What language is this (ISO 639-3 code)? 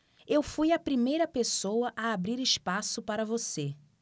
por